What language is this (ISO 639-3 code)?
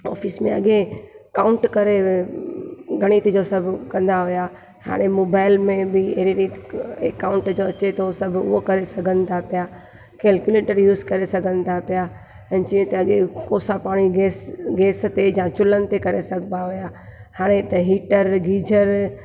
snd